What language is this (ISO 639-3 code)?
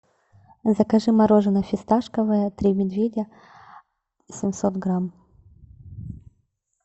rus